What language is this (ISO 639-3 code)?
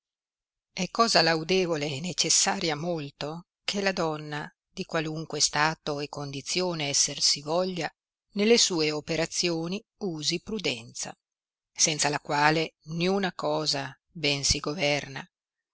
ita